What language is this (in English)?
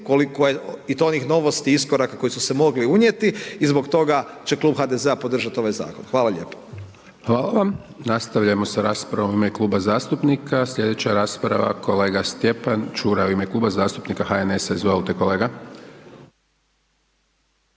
Croatian